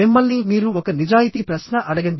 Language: Telugu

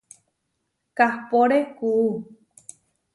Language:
Huarijio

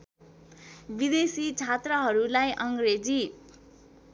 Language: Nepali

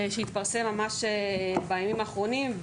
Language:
Hebrew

